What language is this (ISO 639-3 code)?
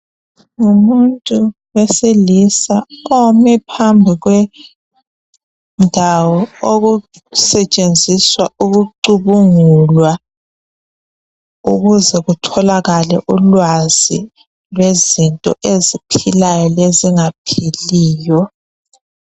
nde